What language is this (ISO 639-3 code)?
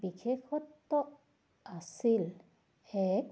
asm